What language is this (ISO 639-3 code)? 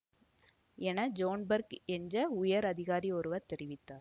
tam